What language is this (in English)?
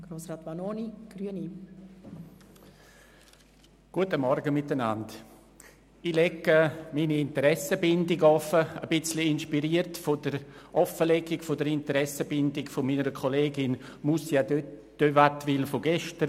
Swiss German